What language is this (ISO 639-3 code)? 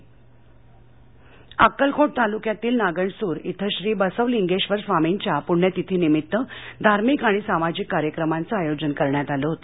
mar